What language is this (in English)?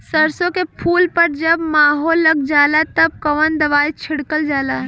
Bhojpuri